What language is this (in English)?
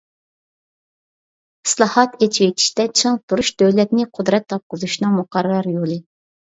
Uyghur